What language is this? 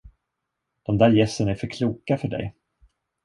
Swedish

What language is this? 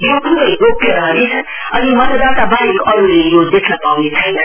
Nepali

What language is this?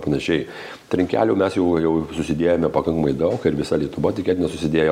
Lithuanian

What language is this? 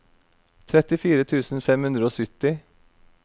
Norwegian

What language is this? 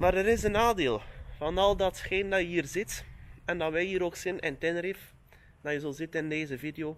Dutch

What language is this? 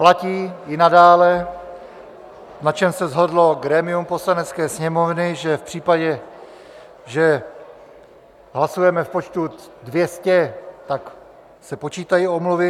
Czech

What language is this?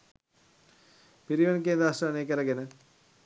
Sinhala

